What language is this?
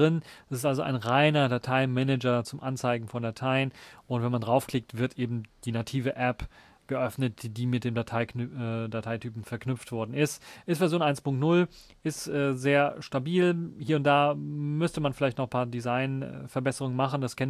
German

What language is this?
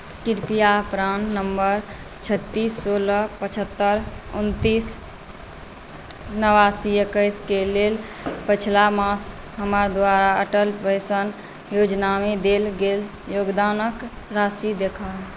Maithili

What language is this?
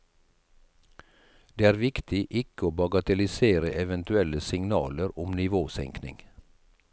Norwegian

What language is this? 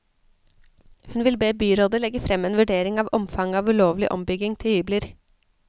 Norwegian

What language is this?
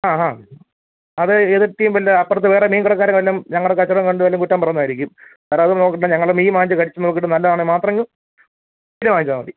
Malayalam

